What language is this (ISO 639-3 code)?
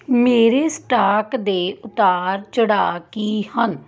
pan